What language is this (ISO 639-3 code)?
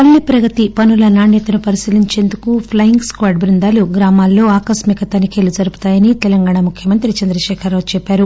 tel